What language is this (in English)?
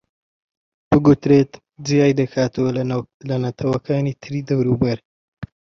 Central Kurdish